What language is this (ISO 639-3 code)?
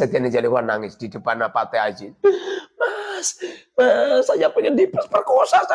ind